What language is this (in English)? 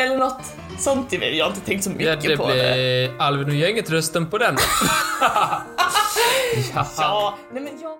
Swedish